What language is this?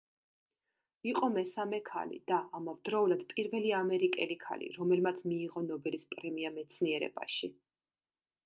Georgian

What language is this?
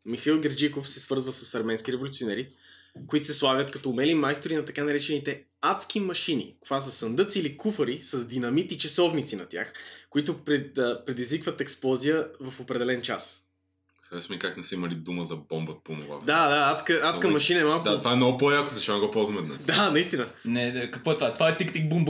Bulgarian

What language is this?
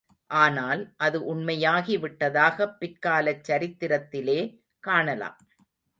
Tamil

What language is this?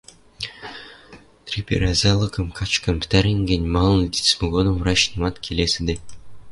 Western Mari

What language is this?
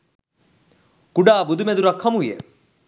Sinhala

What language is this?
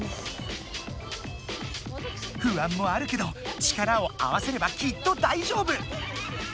Japanese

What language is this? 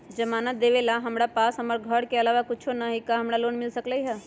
Magahi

